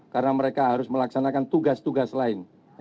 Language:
Indonesian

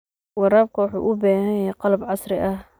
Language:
Somali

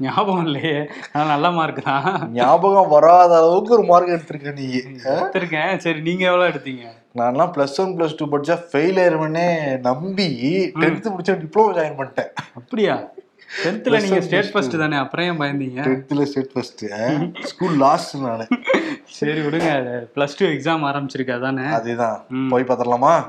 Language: Tamil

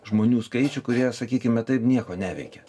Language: Lithuanian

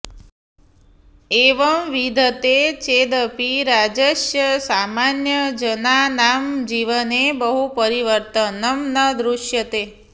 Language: Sanskrit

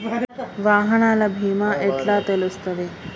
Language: Telugu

